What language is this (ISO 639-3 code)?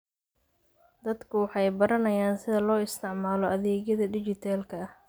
som